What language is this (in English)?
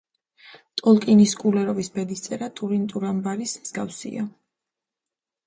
Georgian